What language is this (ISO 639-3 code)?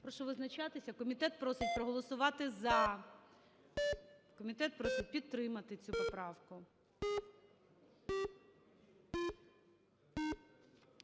ukr